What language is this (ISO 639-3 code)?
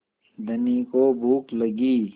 hin